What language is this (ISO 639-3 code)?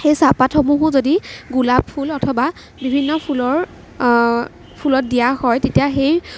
asm